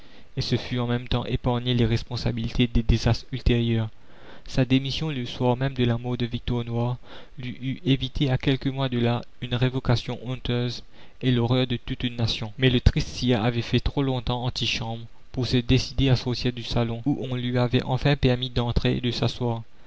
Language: French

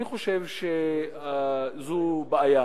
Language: Hebrew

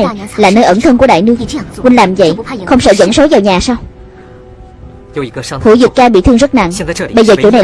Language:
Vietnamese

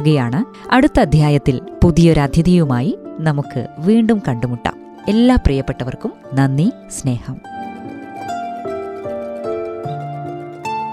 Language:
Malayalam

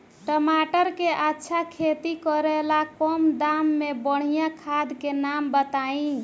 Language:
Bhojpuri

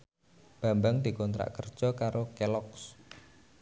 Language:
Javanese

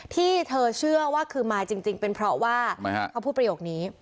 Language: Thai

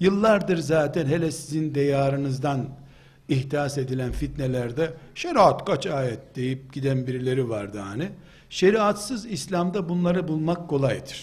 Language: Turkish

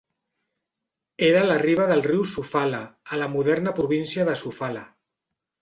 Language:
Catalan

